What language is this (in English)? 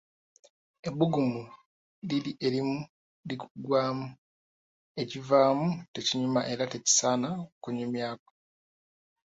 Ganda